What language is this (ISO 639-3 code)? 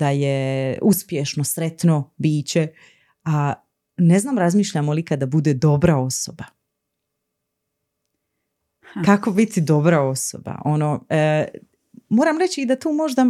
hrv